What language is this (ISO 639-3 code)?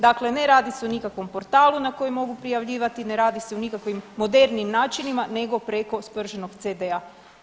hrv